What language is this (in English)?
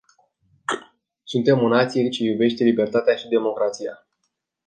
Romanian